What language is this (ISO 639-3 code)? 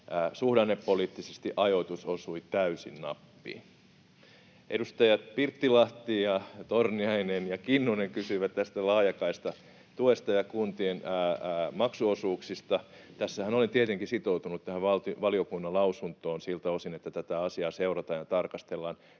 fin